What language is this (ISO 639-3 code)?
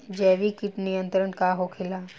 bho